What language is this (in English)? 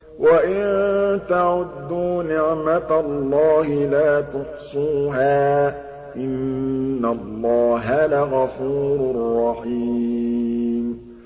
Arabic